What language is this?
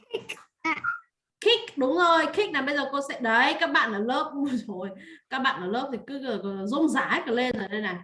Vietnamese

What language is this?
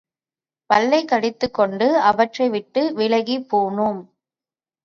Tamil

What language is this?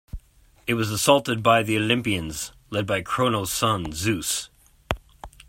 English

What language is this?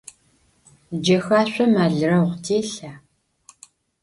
Adyghe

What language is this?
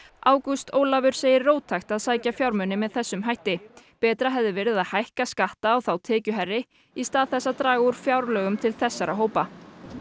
Icelandic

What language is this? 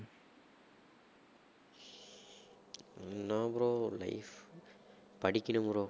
Tamil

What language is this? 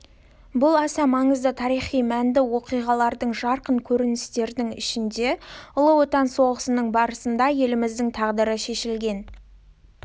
Kazakh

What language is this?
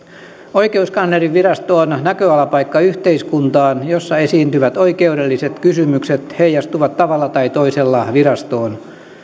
Finnish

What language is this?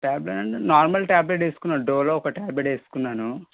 Telugu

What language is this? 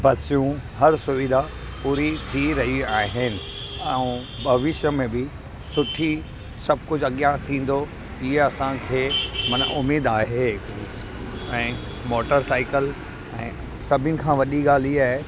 Sindhi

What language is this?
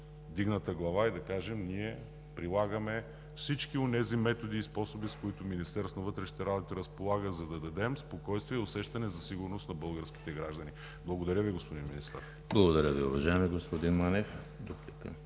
Bulgarian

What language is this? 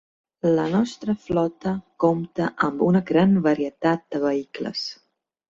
Catalan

